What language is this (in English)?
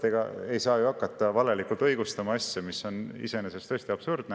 Estonian